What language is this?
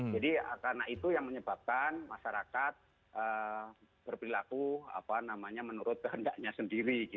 Indonesian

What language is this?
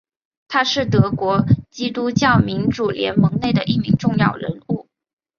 Chinese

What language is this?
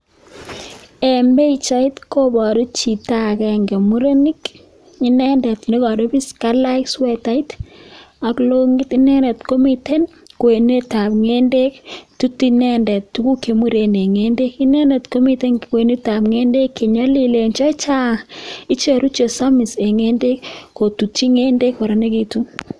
Kalenjin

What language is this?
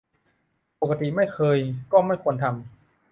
Thai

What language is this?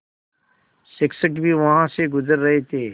Hindi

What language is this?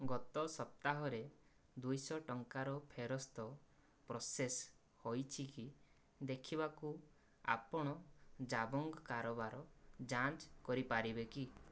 Odia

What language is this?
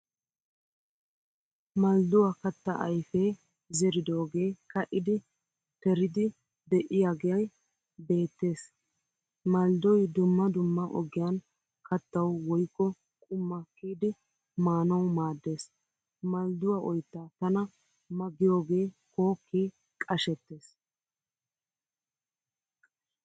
Wolaytta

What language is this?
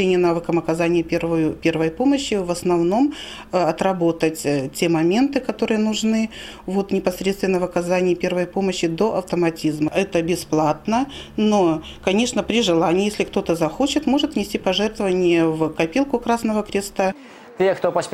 Russian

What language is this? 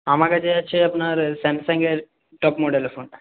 Bangla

